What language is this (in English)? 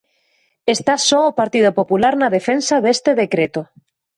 Galician